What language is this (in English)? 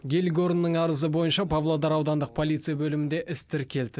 Kazakh